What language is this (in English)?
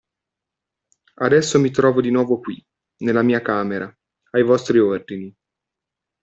Italian